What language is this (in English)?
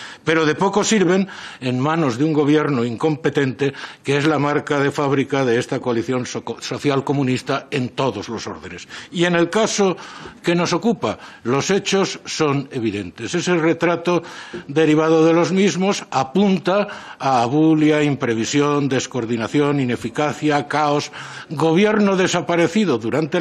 Spanish